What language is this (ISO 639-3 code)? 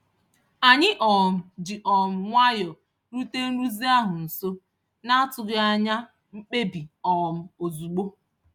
ibo